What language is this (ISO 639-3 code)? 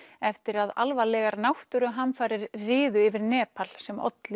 isl